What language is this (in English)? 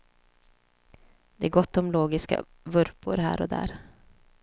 Swedish